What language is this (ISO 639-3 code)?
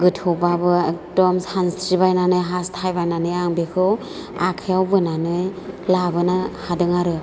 brx